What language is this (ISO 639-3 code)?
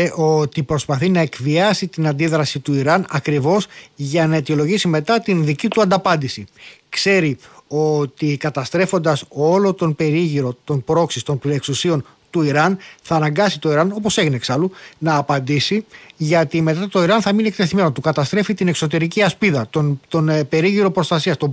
ell